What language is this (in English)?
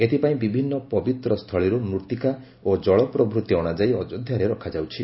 Odia